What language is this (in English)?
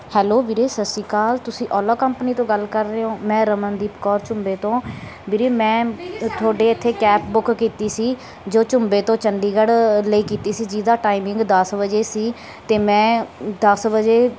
Punjabi